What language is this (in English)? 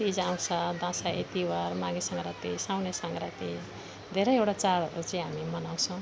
Nepali